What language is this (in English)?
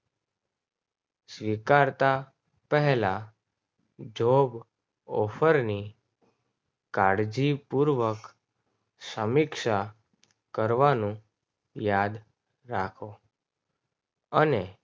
Gujarati